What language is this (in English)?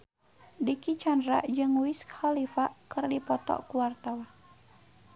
Sundanese